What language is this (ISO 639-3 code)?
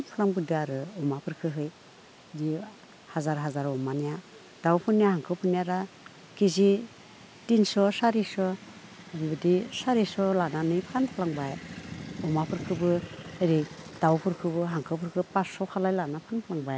brx